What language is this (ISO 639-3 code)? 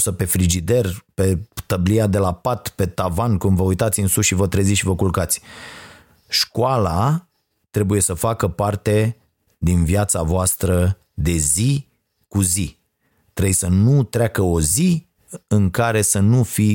ron